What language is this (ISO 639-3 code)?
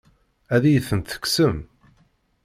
kab